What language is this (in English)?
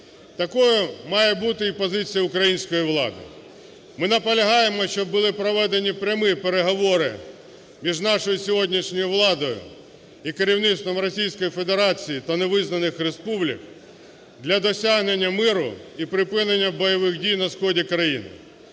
Ukrainian